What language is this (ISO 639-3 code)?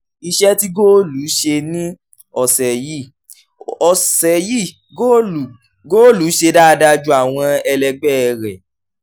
yor